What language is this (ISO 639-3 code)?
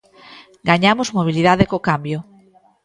glg